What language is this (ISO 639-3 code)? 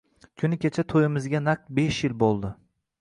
uzb